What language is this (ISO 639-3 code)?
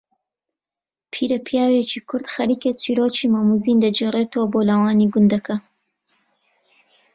ckb